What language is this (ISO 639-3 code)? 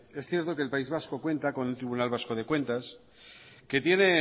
spa